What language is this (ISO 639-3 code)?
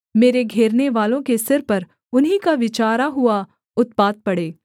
hin